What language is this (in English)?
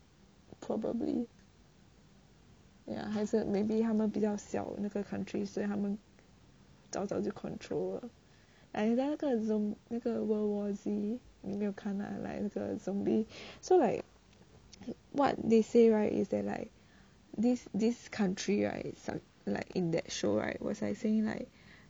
English